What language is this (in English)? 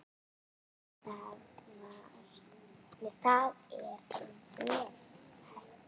Icelandic